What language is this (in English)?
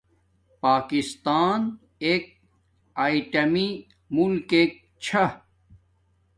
Domaaki